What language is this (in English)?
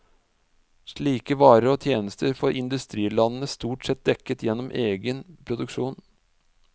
Norwegian